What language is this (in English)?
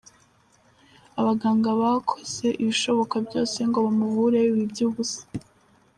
Kinyarwanda